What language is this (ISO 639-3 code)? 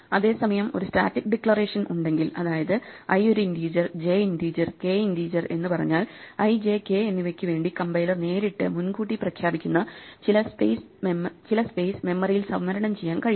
mal